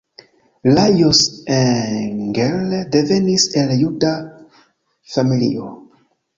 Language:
Esperanto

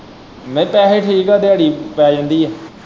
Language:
Punjabi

